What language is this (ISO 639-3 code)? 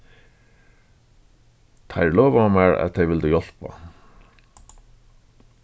fao